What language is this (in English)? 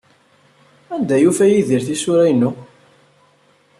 Kabyle